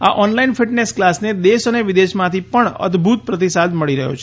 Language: Gujarati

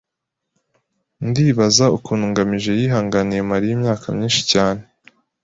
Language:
Kinyarwanda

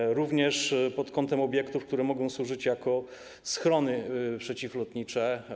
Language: Polish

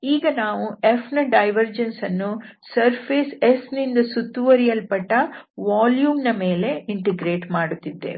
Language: Kannada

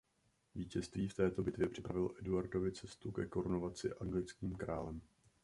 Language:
Czech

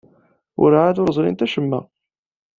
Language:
Kabyle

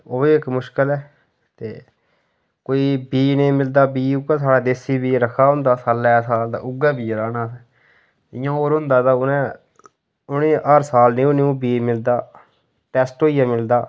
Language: Dogri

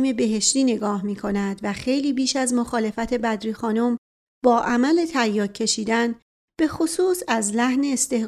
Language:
Persian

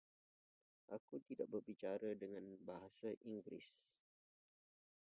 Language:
Indonesian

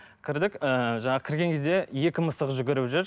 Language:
Kazakh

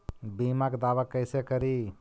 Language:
Magahi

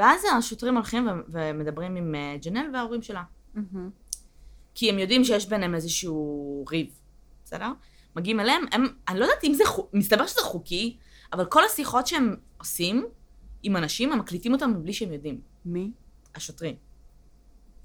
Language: Hebrew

